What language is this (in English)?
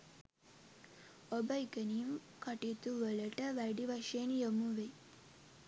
Sinhala